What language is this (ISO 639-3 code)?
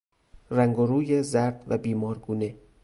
fas